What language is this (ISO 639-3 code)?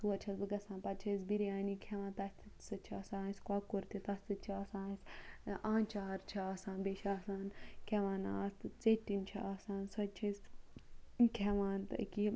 kas